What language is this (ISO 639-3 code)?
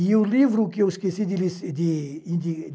por